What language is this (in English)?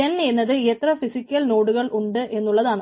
Malayalam